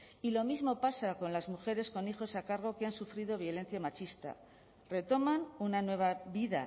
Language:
Spanish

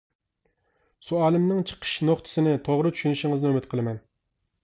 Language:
Uyghur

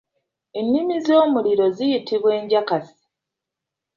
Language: Ganda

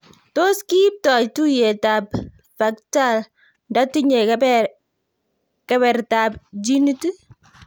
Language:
Kalenjin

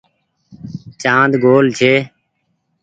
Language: Goaria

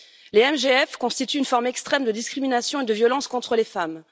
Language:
French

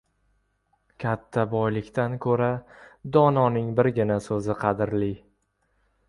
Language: Uzbek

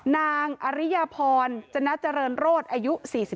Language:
Thai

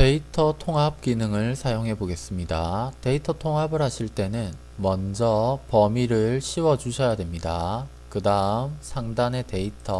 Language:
Korean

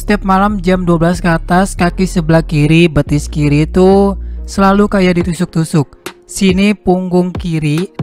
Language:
Indonesian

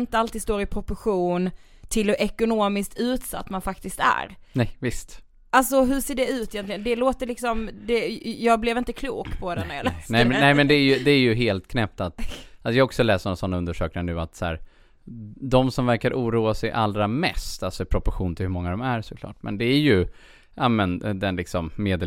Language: Swedish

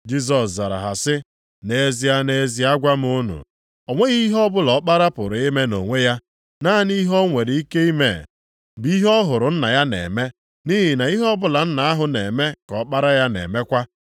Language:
Igbo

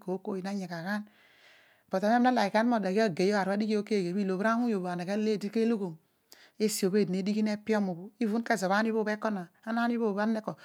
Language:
Odual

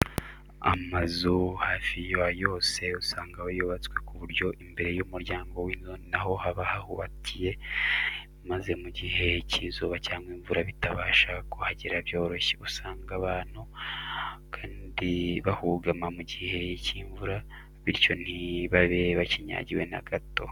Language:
Kinyarwanda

